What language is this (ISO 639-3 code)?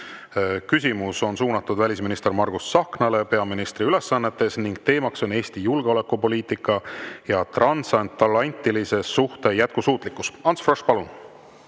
est